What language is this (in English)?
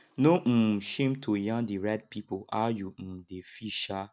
Nigerian Pidgin